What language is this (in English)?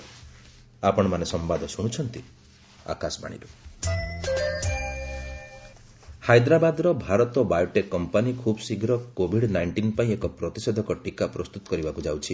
Odia